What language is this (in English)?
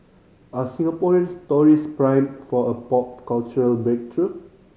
English